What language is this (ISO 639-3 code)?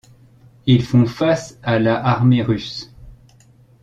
fra